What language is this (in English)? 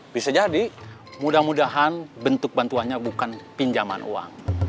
Indonesian